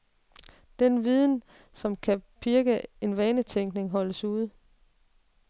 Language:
Danish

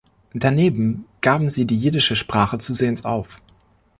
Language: German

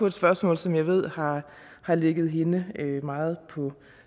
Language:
Danish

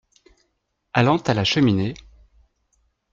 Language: French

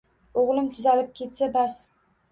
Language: Uzbek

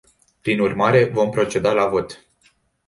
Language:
Romanian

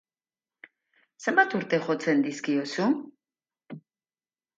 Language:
Basque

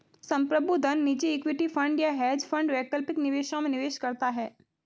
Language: Hindi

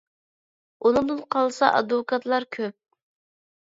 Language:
Uyghur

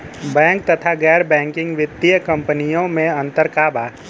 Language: Bhojpuri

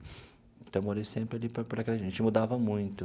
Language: Portuguese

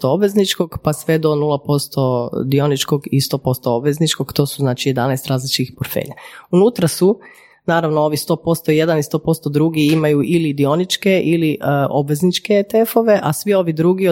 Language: Croatian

